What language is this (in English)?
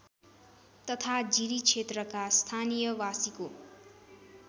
Nepali